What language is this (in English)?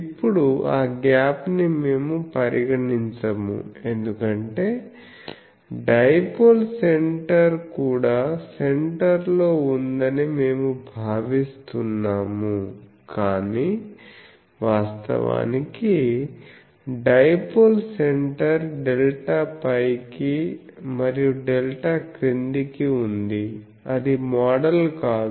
Telugu